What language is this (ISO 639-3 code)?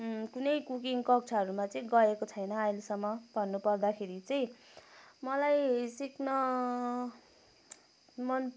nep